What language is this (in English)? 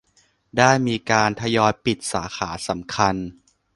Thai